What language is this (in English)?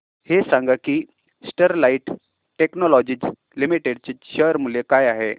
Marathi